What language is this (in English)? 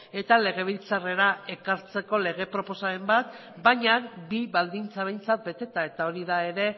Basque